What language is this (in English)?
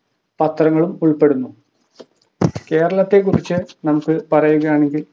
Malayalam